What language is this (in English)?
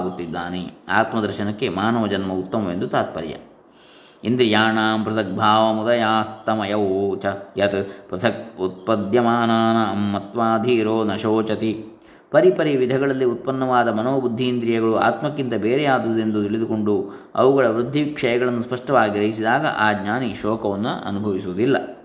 Kannada